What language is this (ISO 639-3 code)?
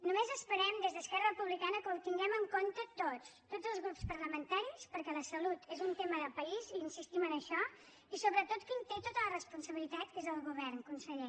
cat